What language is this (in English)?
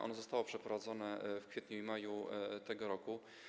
Polish